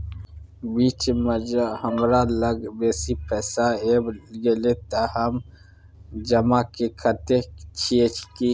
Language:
Maithili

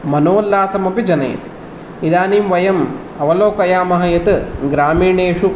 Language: Sanskrit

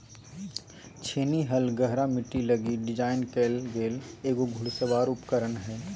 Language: Magahi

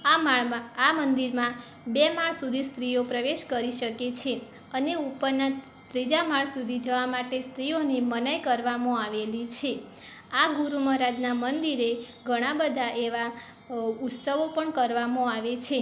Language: Gujarati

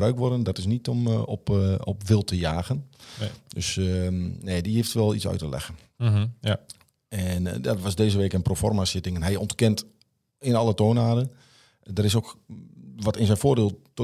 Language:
Dutch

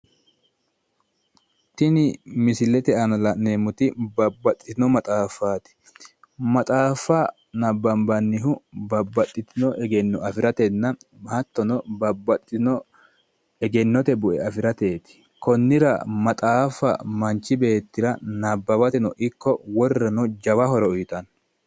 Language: Sidamo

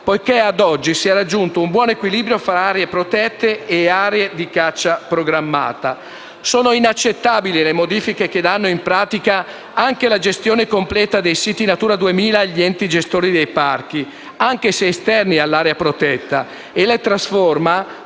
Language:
Italian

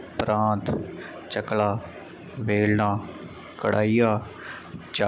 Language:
Punjabi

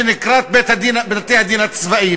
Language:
Hebrew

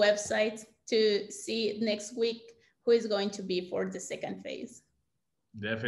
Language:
English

